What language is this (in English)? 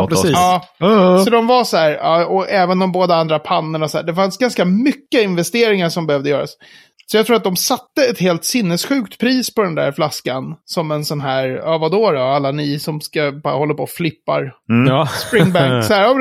Swedish